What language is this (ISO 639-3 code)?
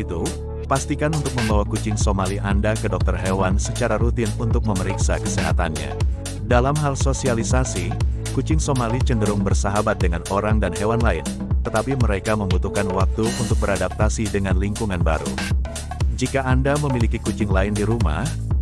ind